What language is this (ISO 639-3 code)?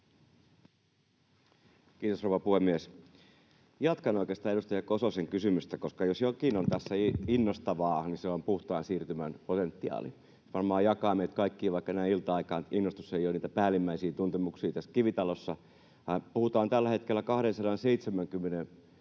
fin